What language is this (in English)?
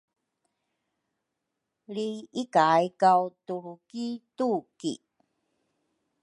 Rukai